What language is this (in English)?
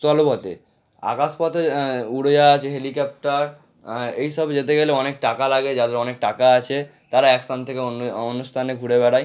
Bangla